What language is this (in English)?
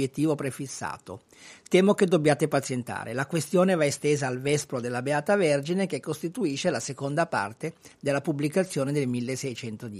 Italian